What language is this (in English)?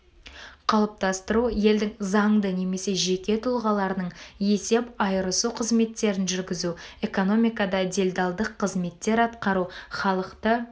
Kazakh